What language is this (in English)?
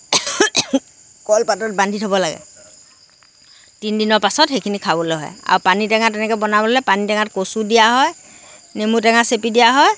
Assamese